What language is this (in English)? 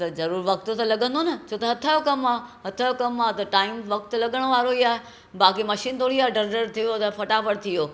Sindhi